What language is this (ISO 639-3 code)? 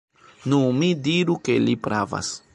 epo